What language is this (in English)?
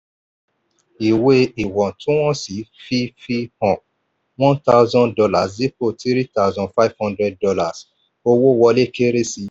Yoruba